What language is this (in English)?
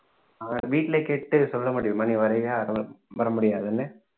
Tamil